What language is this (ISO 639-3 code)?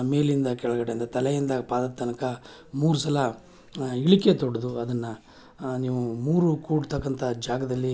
kan